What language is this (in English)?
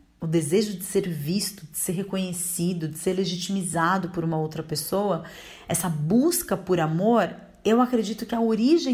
Portuguese